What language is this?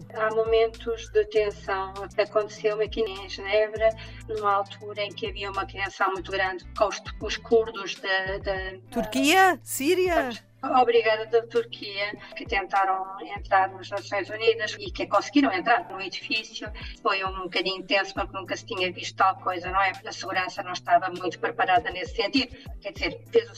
Portuguese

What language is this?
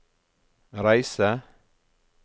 Norwegian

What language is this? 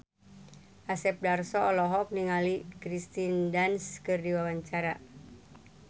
Sundanese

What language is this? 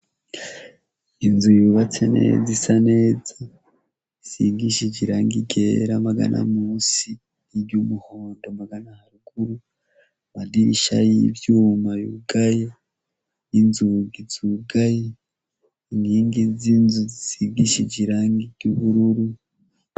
Rundi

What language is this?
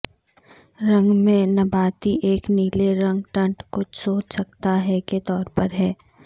Urdu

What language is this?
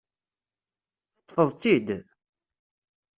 Kabyle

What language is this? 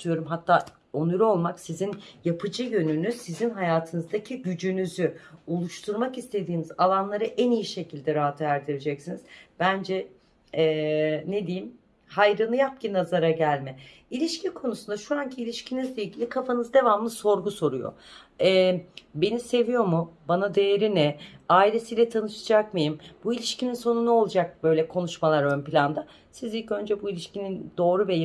Turkish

